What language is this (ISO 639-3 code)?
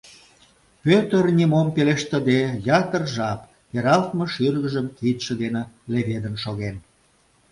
chm